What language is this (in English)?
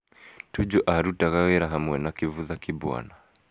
Kikuyu